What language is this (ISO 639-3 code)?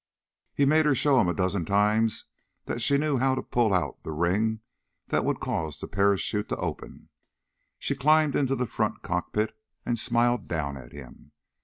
eng